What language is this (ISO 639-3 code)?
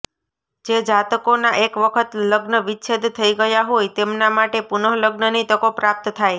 guj